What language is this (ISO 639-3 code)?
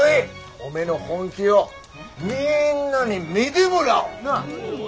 jpn